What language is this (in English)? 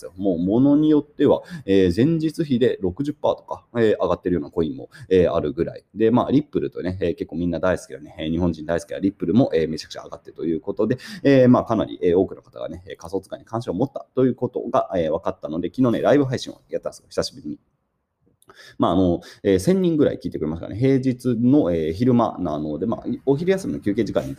Japanese